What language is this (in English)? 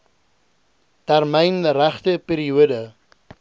Afrikaans